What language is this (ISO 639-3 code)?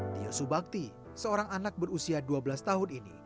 ind